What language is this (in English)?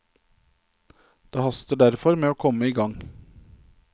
Norwegian